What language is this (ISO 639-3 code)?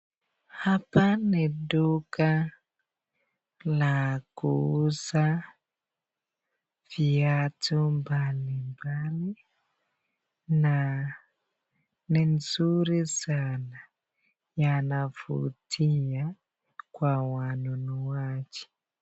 swa